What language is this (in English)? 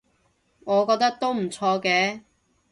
Cantonese